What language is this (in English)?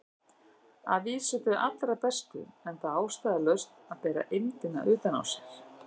Icelandic